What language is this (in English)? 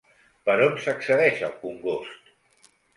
Catalan